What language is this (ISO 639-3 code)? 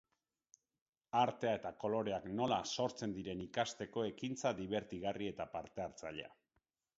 eus